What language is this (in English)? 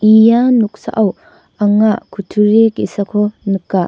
Garo